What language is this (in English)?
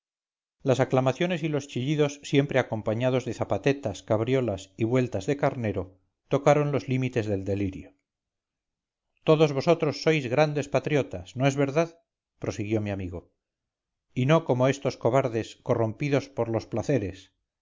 Spanish